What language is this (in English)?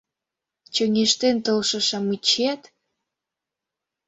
Mari